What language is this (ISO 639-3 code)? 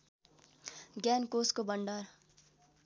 nep